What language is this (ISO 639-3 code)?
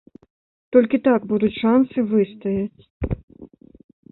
bel